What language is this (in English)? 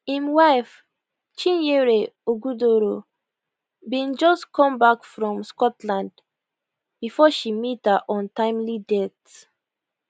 Nigerian Pidgin